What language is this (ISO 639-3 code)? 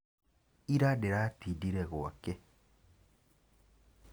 kik